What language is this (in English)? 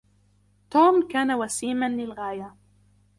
Arabic